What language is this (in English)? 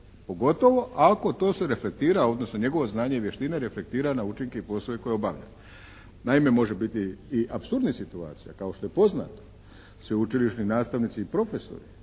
Croatian